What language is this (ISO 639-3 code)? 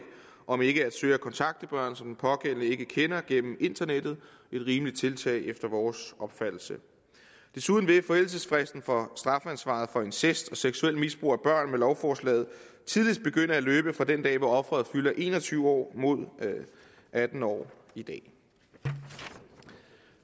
dan